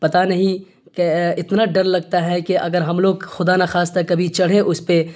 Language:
Urdu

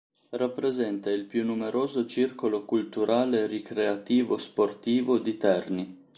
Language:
Italian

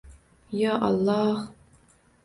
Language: Uzbek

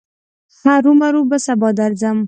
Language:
Pashto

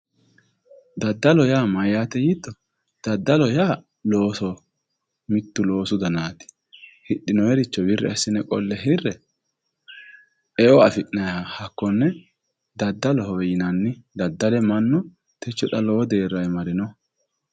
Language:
Sidamo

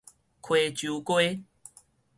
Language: Min Nan Chinese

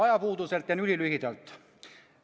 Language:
Estonian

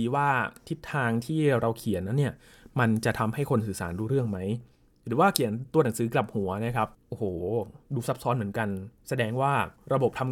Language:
Thai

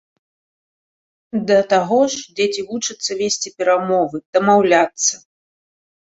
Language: Belarusian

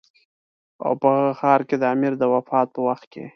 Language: Pashto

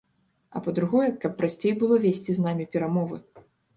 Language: Belarusian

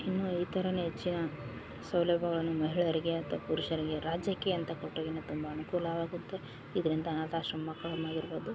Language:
Kannada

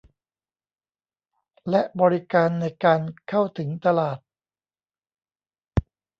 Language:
Thai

